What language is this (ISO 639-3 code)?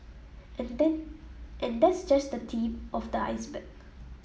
eng